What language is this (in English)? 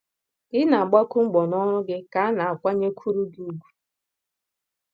Igbo